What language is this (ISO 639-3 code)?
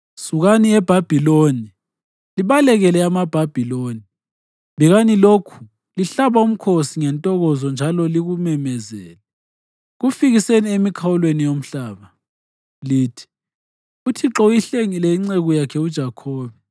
nde